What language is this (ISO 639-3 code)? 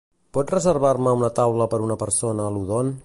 cat